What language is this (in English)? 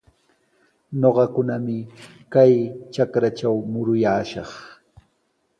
Sihuas Ancash Quechua